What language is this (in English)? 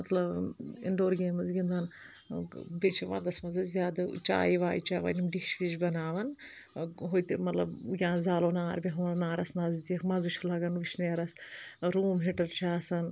Kashmiri